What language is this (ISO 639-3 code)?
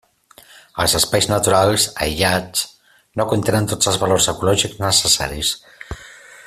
cat